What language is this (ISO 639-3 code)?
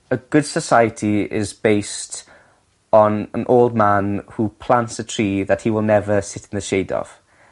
cym